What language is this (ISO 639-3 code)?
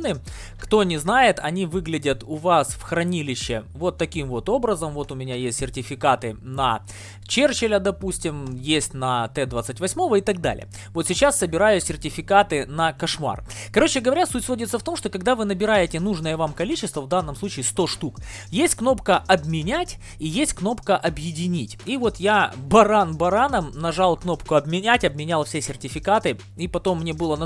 rus